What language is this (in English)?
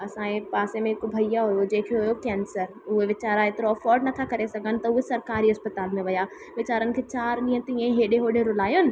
Sindhi